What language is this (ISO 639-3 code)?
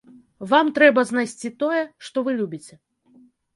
bel